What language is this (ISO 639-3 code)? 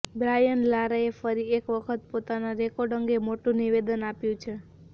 guj